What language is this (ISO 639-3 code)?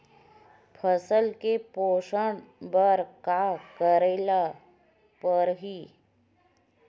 hne